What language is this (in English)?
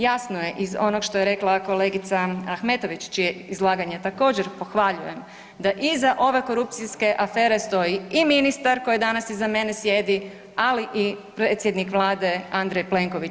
Croatian